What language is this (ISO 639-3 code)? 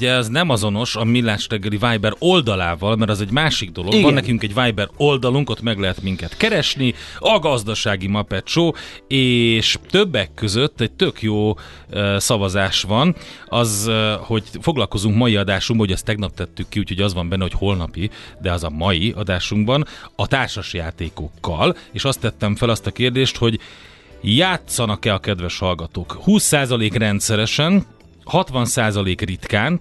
hun